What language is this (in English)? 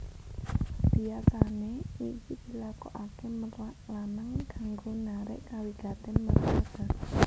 Javanese